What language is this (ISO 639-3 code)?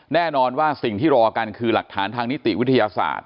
tha